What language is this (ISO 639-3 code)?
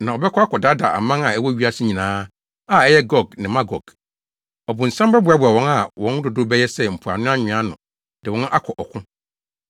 aka